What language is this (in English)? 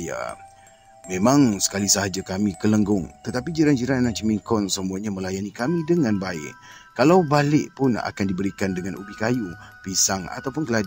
Malay